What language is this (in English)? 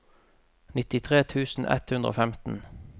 Norwegian